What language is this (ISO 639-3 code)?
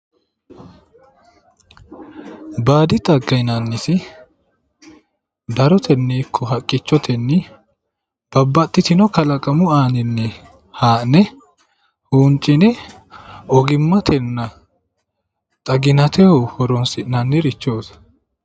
sid